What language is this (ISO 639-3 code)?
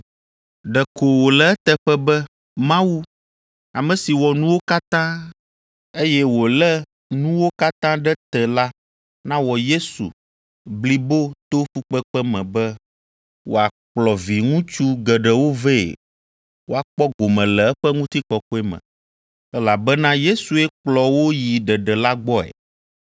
ewe